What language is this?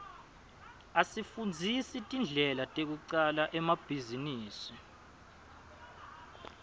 Swati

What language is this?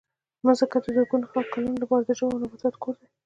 Pashto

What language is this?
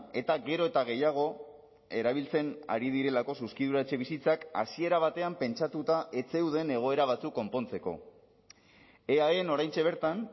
Basque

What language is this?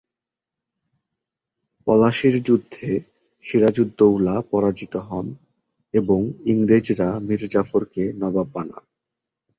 Bangla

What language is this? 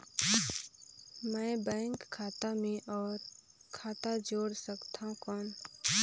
Chhattisgarhi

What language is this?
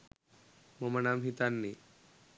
Sinhala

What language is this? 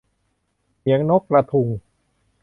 Thai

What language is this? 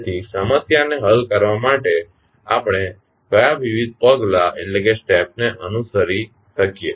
Gujarati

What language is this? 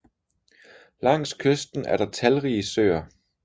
Danish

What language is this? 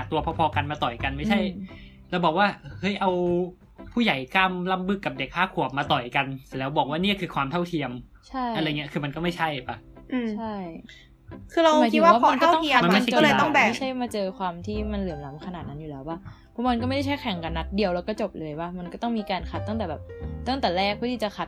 Thai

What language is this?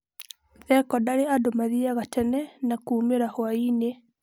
Kikuyu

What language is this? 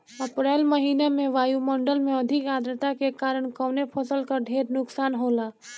Bhojpuri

